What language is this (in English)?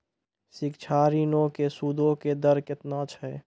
Maithili